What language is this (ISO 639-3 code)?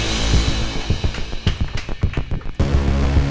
ind